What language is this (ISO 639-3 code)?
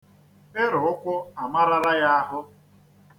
ibo